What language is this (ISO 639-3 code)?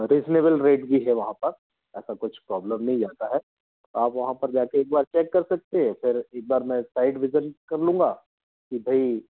hin